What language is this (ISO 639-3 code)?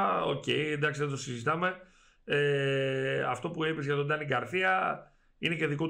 ell